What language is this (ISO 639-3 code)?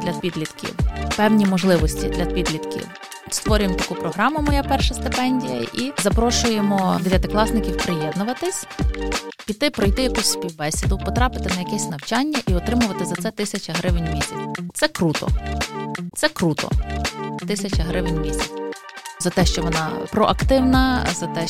ukr